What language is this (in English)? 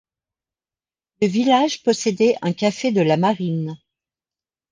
French